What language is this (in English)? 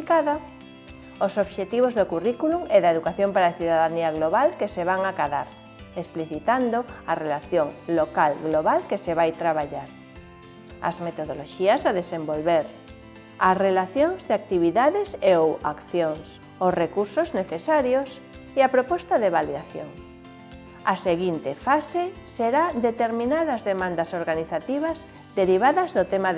Spanish